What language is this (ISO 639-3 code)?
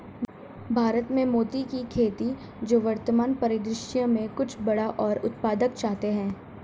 hin